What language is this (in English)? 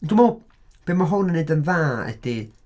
Welsh